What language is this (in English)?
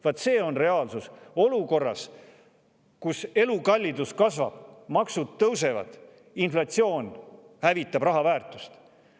Estonian